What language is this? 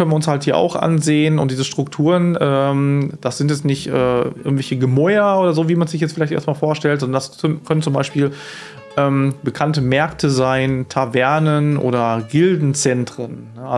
German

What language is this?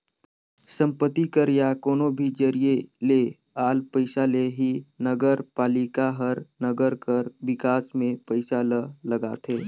Chhattisgarhi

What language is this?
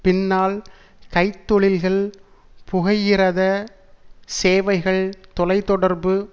Tamil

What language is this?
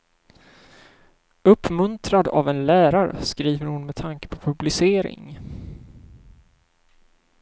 Swedish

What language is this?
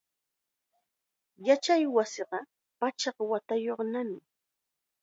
Chiquián Ancash Quechua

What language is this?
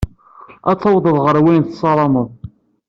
Kabyle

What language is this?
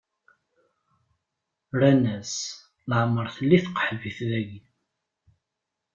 Kabyle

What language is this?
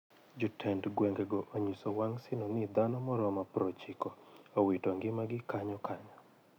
Luo (Kenya and Tanzania)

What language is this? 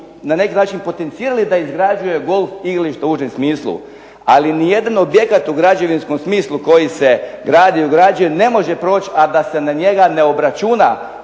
Croatian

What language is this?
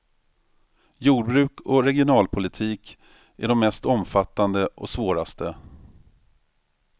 Swedish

